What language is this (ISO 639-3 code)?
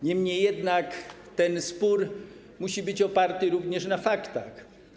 pol